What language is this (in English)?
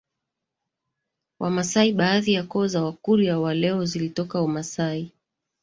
Swahili